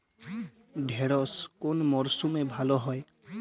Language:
Bangla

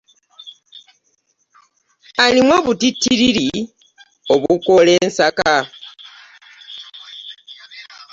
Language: Ganda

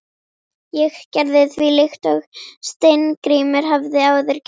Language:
Icelandic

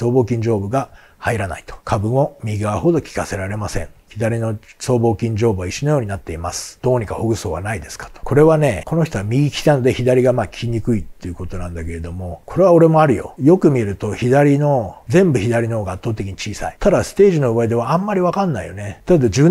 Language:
Japanese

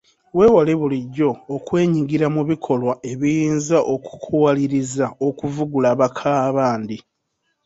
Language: Ganda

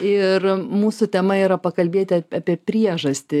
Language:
Lithuanian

